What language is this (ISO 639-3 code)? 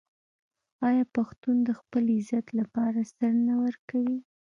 pus